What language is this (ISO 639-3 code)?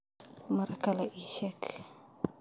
som